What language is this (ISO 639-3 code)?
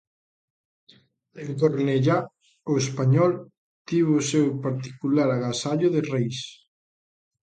glg